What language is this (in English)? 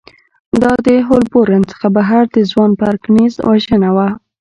Pashto